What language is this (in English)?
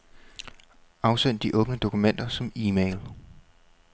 Danish